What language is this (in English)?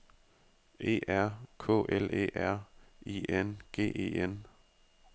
Danish